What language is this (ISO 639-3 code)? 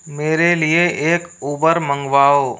hin